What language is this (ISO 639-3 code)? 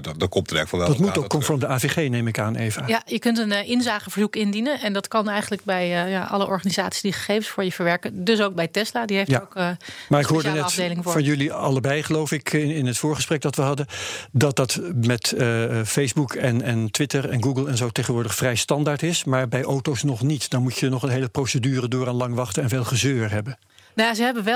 nld